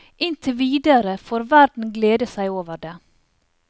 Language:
Norwegian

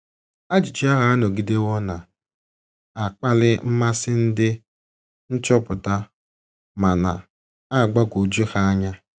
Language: Igbo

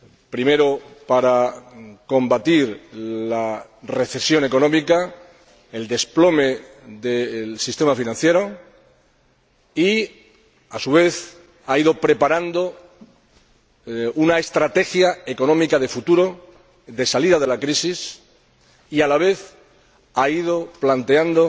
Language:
Spanish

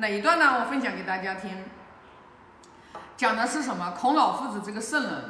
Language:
Chinese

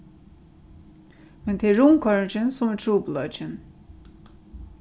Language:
Faroese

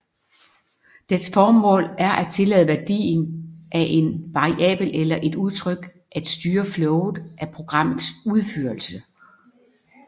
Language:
Danish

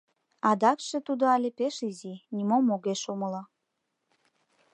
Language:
Mari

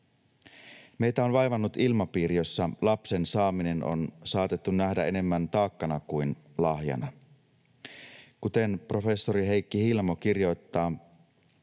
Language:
Finnish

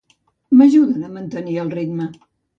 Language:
Catalan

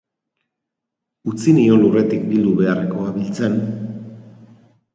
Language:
Basque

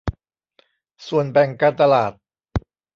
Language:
Thai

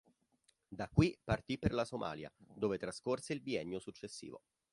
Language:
Italian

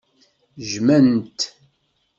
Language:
Kabyle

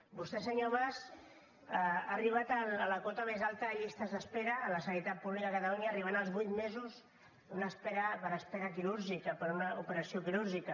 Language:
Catalan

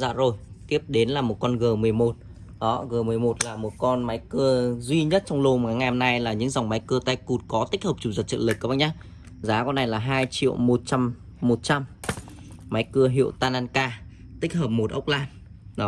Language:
Vietnamese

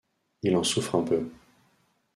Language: French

